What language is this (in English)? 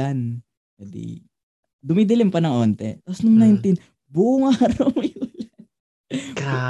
Filipino